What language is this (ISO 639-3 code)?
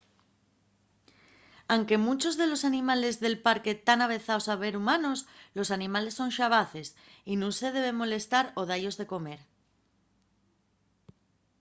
ast